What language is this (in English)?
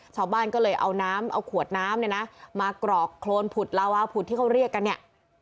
Thai